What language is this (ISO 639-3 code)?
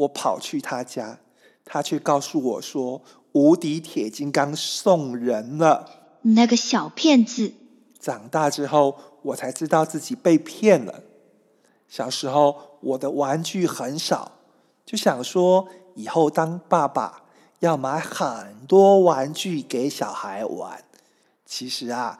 zho